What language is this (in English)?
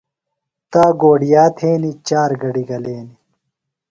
Phalura